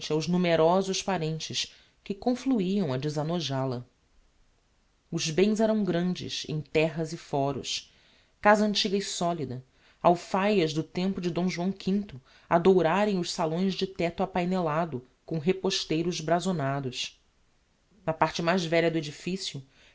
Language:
Portuguese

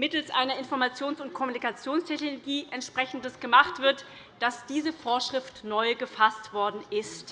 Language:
German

